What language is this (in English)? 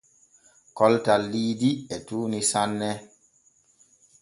Borgu Fulfulde